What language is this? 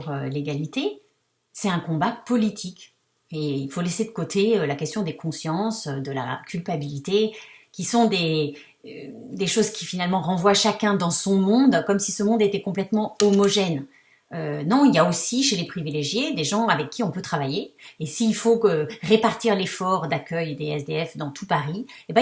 French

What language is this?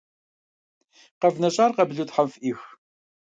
Kabardian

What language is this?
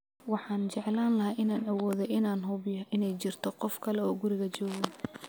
Somali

